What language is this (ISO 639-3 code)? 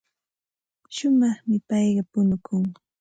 qxt